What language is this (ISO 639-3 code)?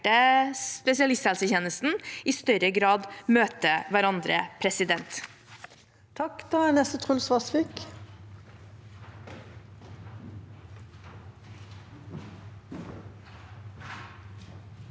nor